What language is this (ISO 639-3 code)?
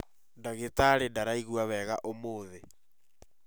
kik